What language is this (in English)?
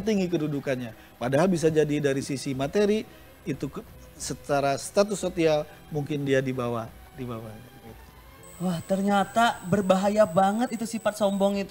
Indonesian